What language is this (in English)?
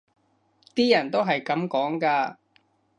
Cantonese